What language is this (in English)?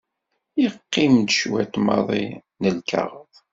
Kabyle